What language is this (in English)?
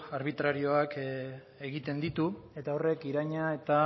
Basque